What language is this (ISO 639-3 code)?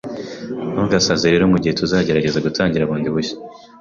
kin